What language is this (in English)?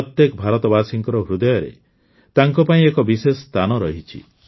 Odia